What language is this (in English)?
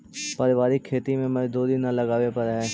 Magahi